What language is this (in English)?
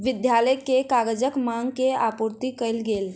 Maithili